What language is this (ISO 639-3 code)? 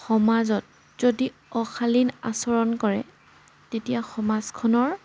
asm